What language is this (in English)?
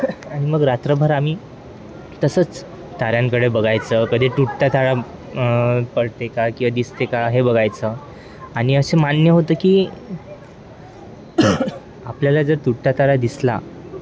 Marathi